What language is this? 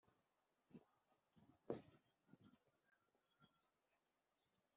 Kinyarwanda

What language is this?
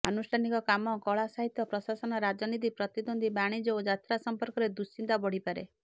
Odia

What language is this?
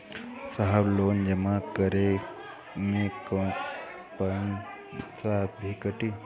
Bhojpuri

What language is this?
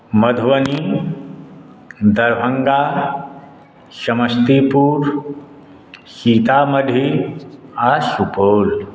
Maithili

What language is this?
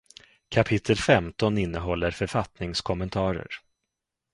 Swedish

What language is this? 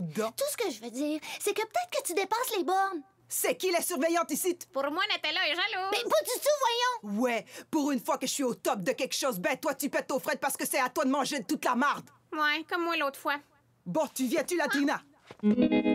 French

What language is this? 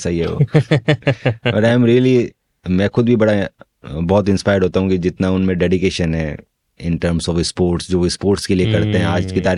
Hindi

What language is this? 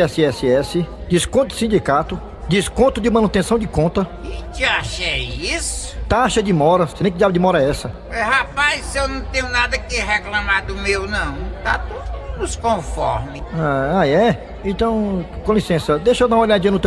Portuguese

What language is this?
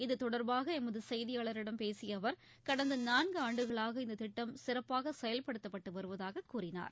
Tamil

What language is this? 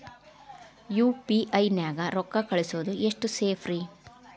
Kannada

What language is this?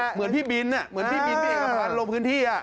Thai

